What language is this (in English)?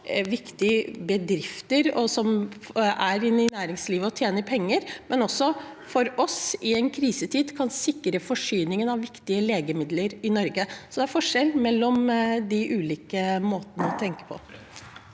Norwegian